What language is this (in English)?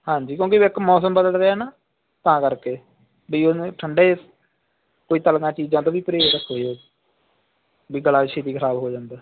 Punjabi